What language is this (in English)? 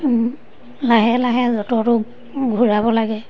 Assamese